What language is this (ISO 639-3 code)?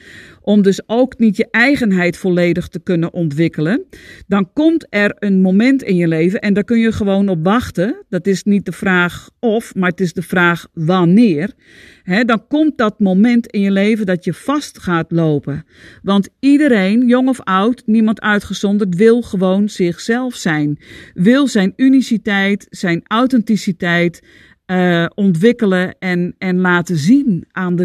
nld